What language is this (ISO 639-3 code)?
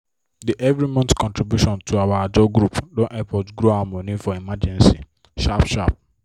pcm